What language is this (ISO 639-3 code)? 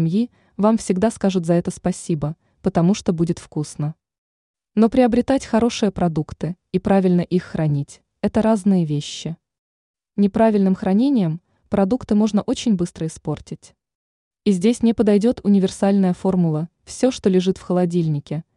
rus